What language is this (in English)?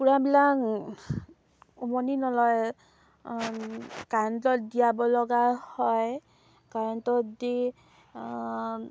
Assamese